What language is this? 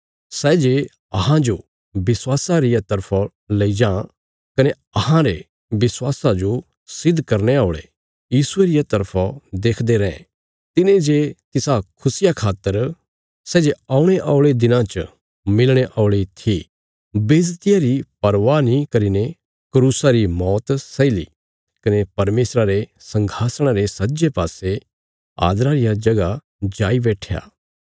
Bilaspuri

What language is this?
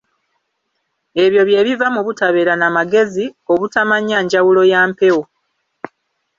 Ganda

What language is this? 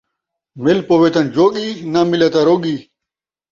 Saraiki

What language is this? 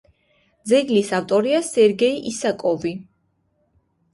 Georgian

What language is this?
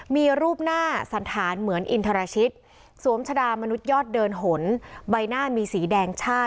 Thai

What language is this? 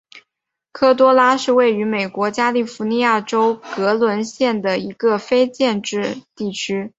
Chinese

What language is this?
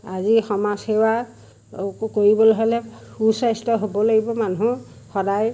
Assamese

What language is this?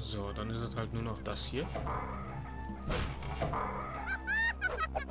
German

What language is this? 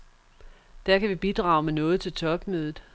Danish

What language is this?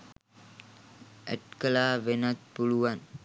Sinhala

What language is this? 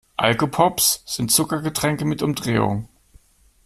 German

